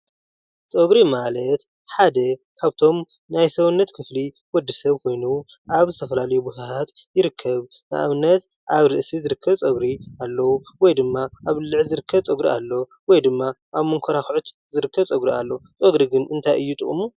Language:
Tigrinya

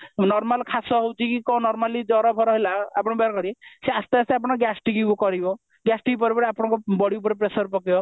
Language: Odia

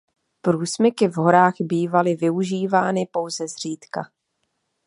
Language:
Czech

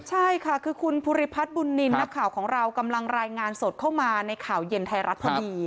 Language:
Thai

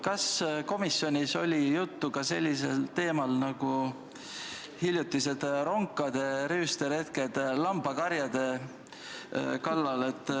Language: Estonian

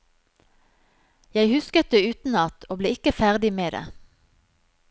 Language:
Norwegian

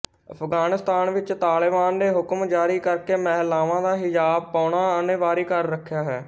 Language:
Punjabi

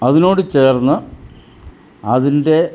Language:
Malayalam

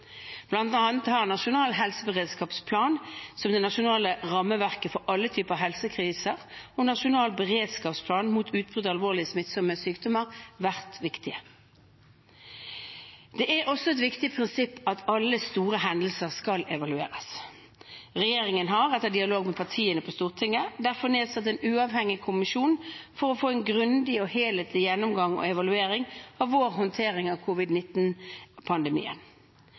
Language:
Norwegian Bokmål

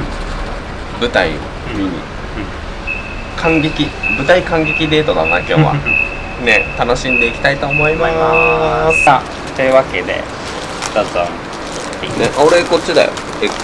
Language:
Japanese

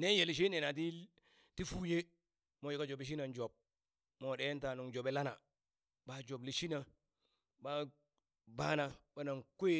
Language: Burak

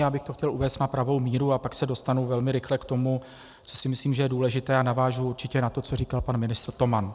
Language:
Czech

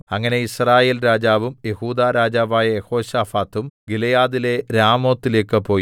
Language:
Malayalam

